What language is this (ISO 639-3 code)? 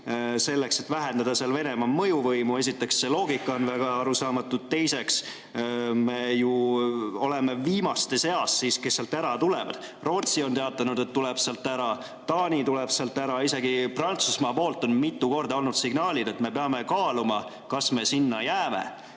est